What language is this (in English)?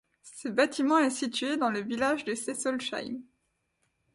French